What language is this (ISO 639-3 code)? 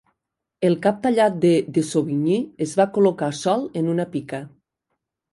cat